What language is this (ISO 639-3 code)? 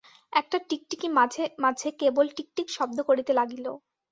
ben